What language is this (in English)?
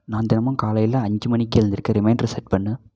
Tamil